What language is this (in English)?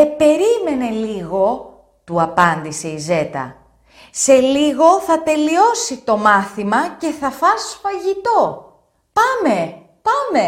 Greek